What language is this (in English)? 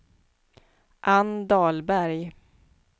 Swedish